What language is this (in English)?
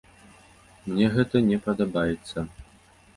Belarusian